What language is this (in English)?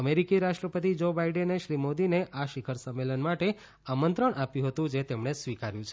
Gujarati